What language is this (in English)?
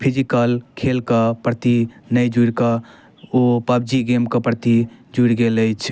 Maithili